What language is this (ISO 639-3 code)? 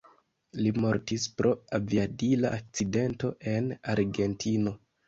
epo